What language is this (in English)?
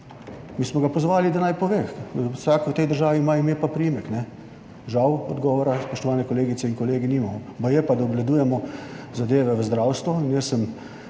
Slovenian